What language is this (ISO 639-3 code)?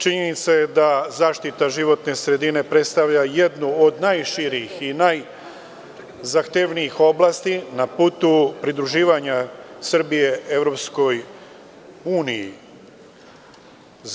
srp